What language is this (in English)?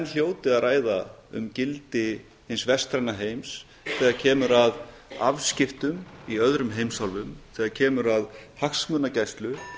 Icelandic